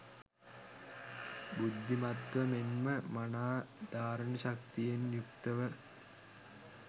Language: Sinhala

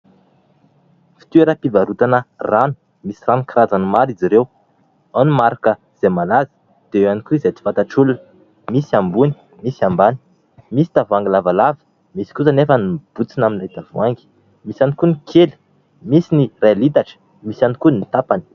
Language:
Malagasy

